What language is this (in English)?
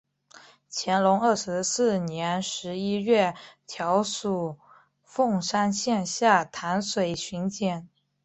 Chinese